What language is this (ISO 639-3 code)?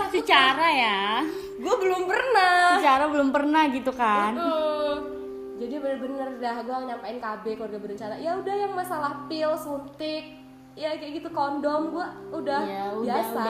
ind